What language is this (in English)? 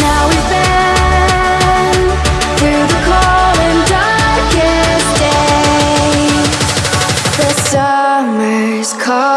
English